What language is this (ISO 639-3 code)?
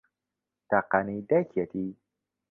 ckb